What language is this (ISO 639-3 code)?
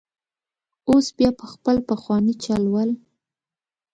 pus